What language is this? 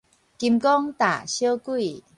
Min Nan Chinese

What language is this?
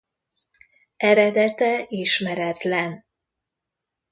Hungarian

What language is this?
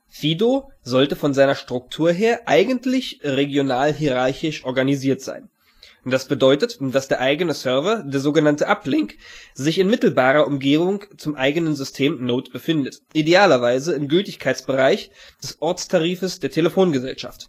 German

